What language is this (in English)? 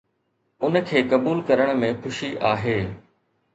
Sindhi